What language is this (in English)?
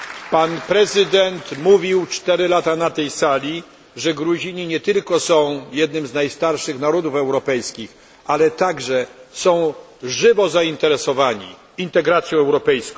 Polish